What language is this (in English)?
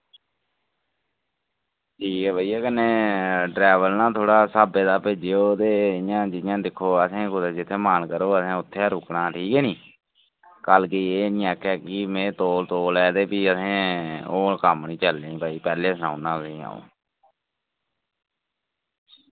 Dogri